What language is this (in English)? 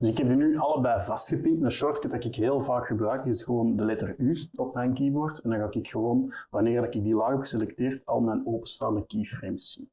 Dutch